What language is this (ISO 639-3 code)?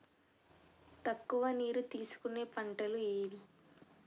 tel